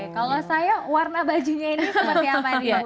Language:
Indonesian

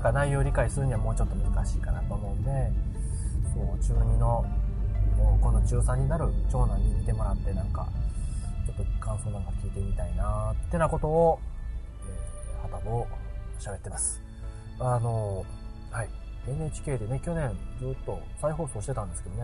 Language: Japanese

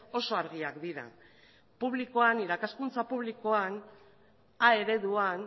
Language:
Basque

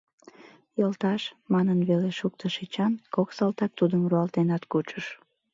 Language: Mari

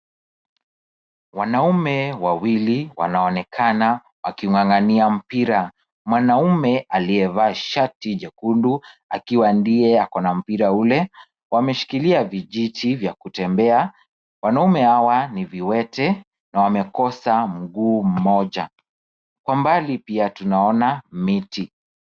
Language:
Swahili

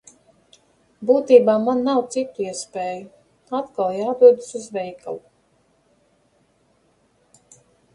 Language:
Latvian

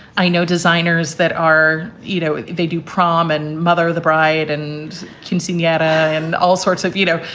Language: English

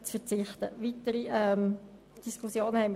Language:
Swiss German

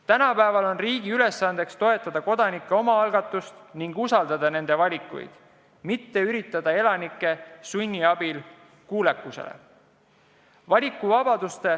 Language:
Estonian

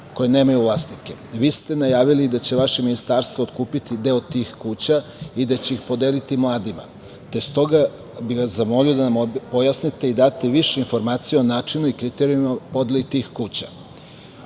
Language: Serbian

